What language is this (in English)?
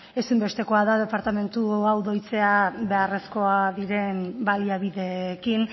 Basque